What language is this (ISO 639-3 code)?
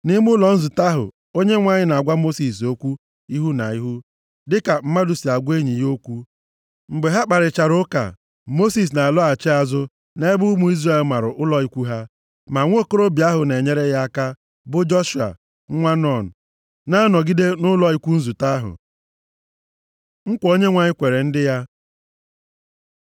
ibo